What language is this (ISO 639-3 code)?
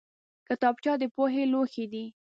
pus